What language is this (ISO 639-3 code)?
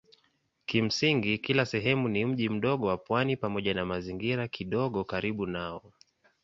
swa